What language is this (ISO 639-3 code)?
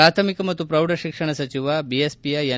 kan